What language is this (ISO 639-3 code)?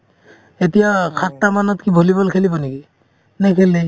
asm